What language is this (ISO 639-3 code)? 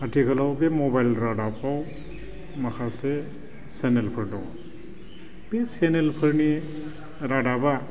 brx